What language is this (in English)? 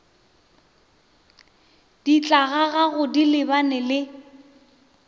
Northern Sotho